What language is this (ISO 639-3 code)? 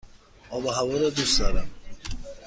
fas